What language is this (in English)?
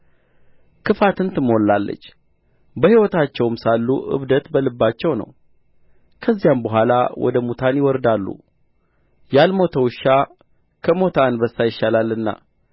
Amharic